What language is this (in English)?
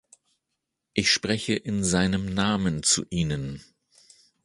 German